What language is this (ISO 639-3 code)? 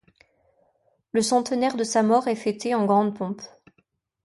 fra